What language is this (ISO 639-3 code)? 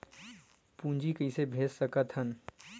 hne